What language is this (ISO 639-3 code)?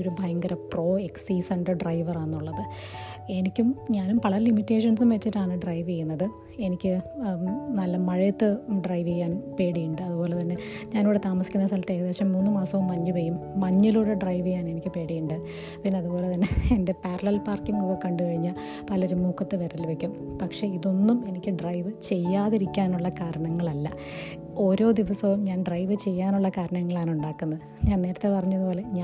mal